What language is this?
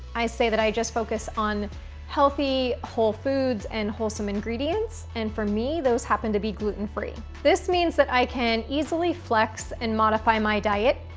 English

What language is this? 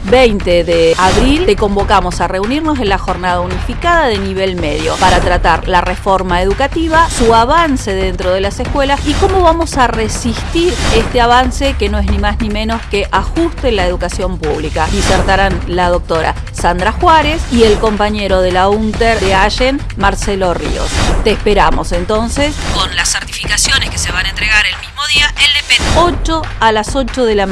Spanish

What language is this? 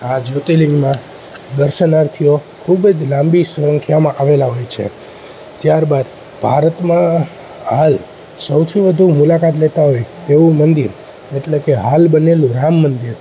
Gujarati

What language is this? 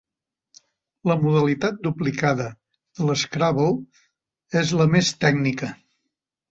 Catalan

